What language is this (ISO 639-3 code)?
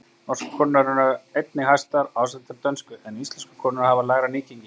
isl